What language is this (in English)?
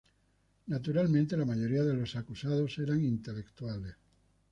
Spanish